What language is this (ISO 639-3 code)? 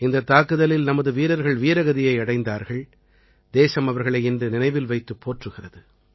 tam